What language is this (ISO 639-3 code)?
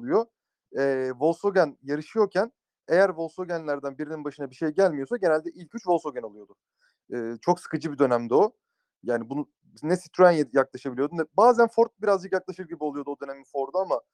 tur